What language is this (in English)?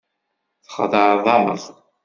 Kabyle